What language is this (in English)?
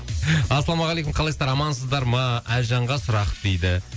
Kazakh